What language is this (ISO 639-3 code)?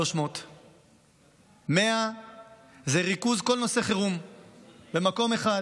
heb